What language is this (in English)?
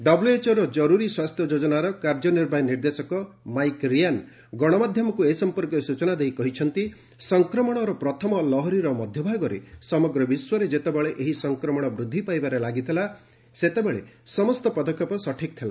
Odia